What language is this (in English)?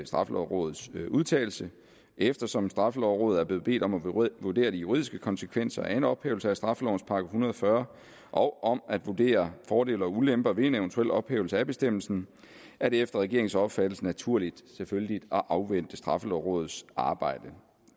Danish